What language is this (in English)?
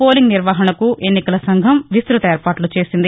Telugu